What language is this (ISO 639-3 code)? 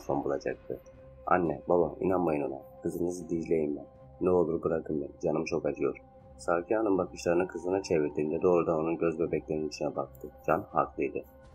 tur